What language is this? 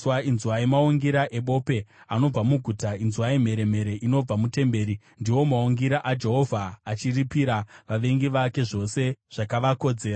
Shona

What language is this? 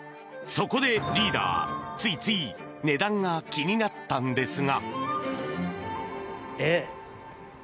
Japanese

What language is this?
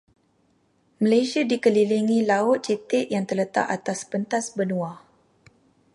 Malay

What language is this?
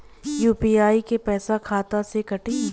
Bhojpuri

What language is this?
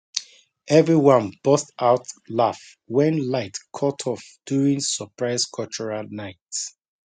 Nigerian Pidgin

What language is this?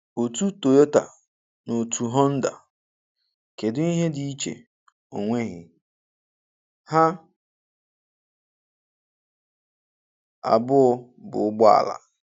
Igbo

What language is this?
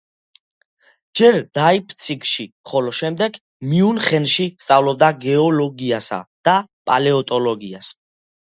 Georgian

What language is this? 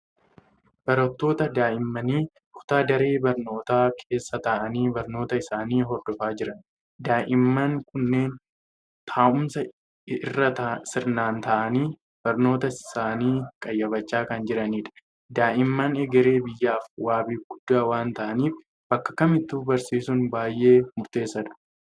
Oromo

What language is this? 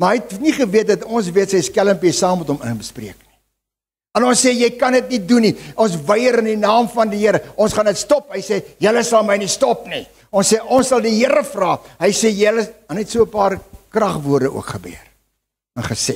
Dutch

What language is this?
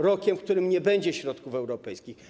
Polish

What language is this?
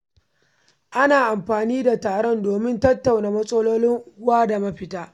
Hausa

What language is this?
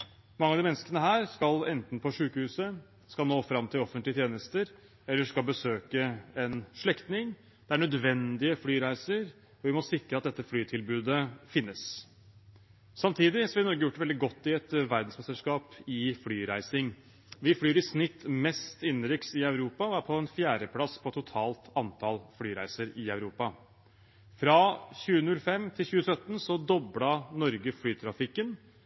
Norwegian Bokmål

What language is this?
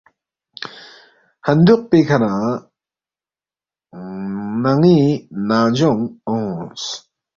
Balti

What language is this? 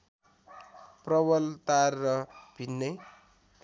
Nepali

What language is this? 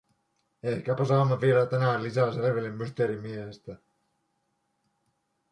Finnish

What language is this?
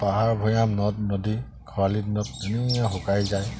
Assamese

